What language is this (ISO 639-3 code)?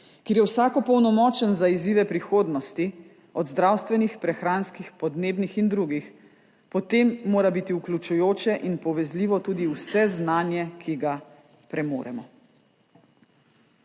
slv